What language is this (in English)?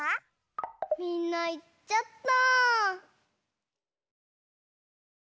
Japanese